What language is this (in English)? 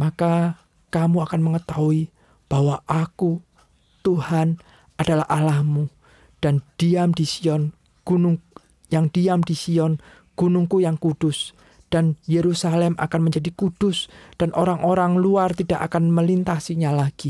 Indonesian